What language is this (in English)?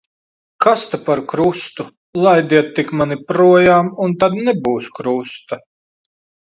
Latvian